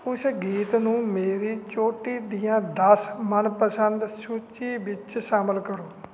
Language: Punjabi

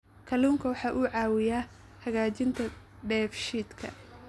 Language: Somali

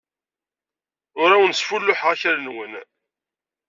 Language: Kabyle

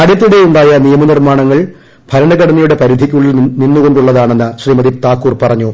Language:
Malayalam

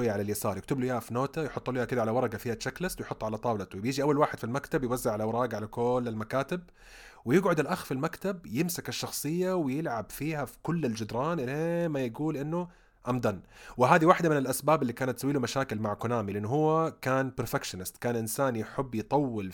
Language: Arabic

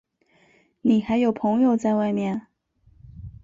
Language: Chinese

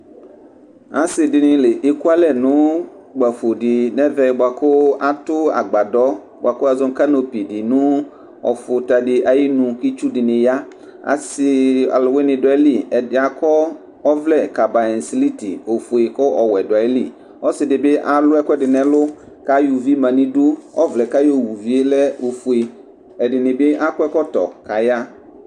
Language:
Ikposo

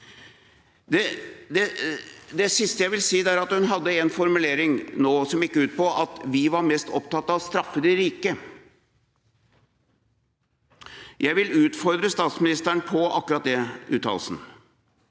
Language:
Norwegian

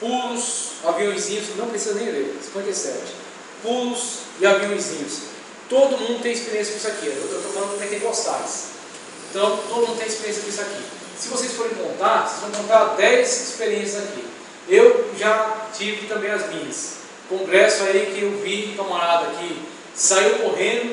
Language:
Portuguese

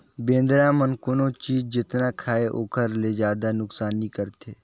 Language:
Chhattisgarhi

